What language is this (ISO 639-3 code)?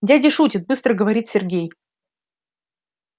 rus